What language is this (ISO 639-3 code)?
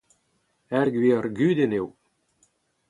bre